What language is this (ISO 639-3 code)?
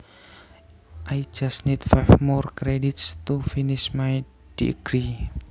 jav